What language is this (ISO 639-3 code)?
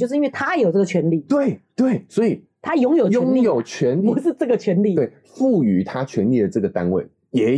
zho